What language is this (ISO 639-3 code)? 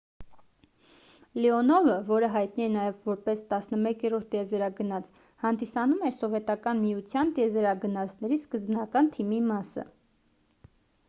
hye